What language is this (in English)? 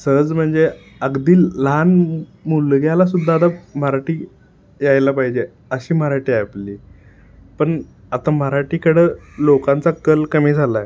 Marathi